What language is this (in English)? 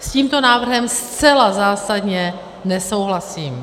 Czech